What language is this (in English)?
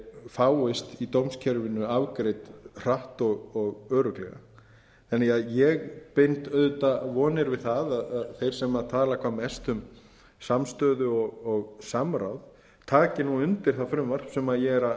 Icelandic